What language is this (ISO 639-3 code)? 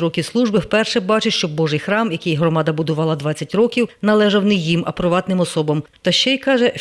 ukr